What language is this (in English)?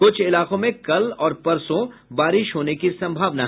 Hindi